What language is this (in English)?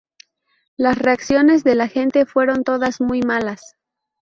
Spanish